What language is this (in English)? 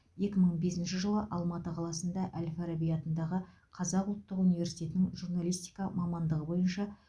Kazakh